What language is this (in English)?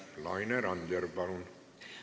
Estonian